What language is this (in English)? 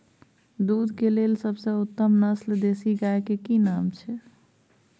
Maithili